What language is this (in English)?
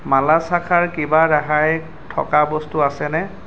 Assamese